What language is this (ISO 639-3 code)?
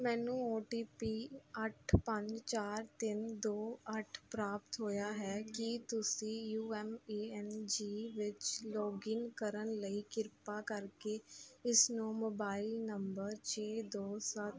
pan